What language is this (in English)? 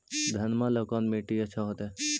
Magahi